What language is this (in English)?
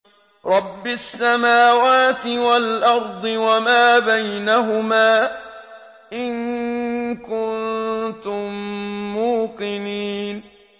Arabic